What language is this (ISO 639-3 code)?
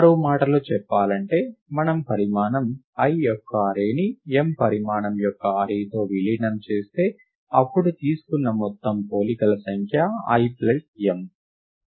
tel